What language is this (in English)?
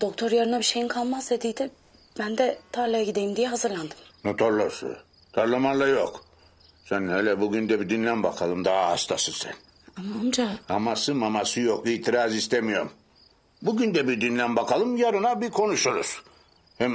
Turkish